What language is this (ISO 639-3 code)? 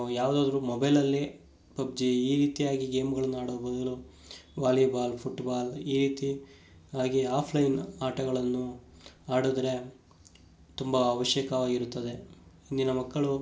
kan